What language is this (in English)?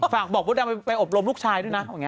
Thai